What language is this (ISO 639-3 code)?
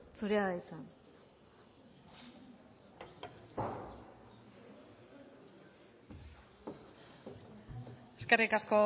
eus